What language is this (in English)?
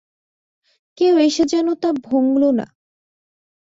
Bangla